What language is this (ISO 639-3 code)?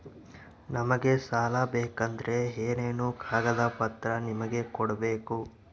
kan